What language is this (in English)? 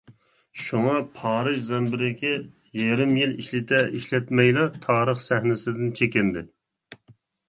Uyghur